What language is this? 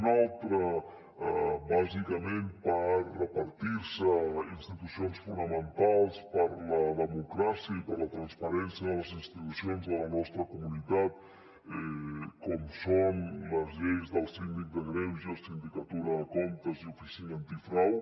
Catalan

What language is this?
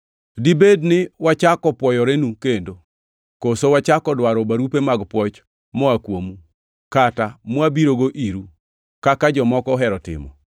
Luo (Kenya and Tanzania)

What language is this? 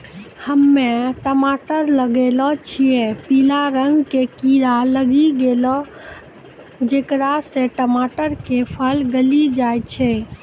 Maithili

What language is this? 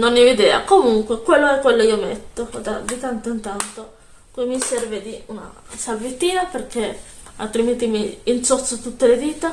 Italian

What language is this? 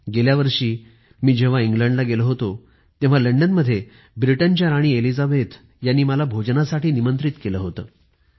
Marathi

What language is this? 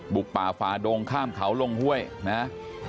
Thai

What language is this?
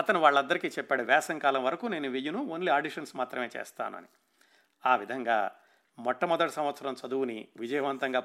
Telugu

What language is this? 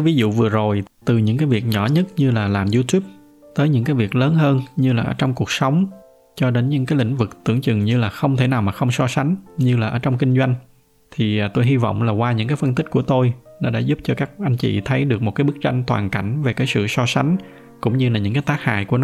Vietnamese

